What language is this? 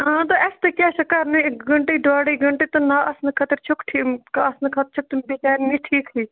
Kashmiri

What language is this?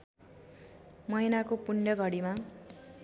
Nepali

